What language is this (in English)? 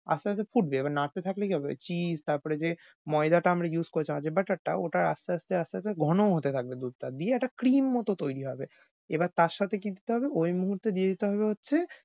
Bangla